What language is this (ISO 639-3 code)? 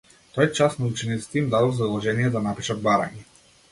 mkd